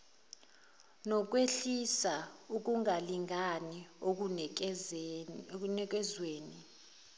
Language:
Zulu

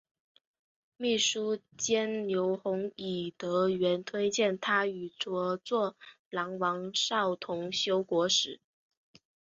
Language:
Chinese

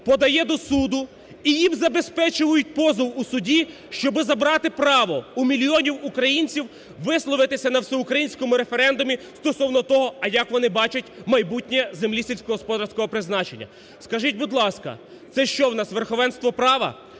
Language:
Ukrainian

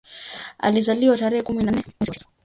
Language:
Swahili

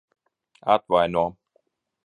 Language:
Latvian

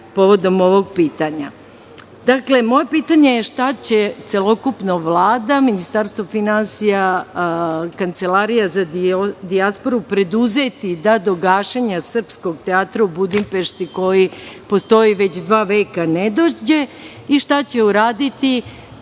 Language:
Serbian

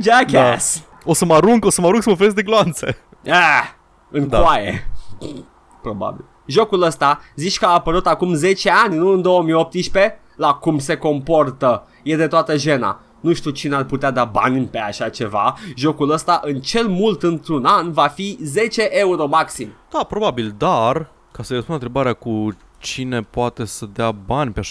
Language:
Romanian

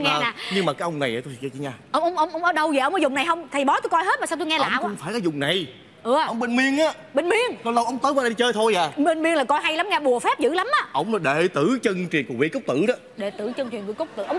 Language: Vietnamese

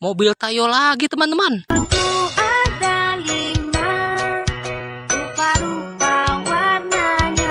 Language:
Indonesian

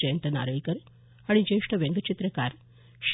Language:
Marathi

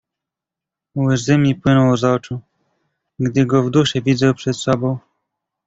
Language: Polish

